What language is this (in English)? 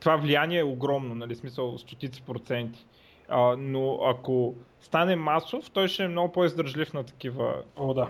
Bulgarian